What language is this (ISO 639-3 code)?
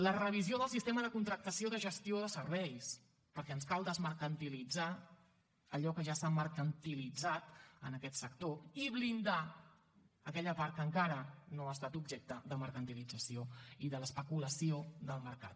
cat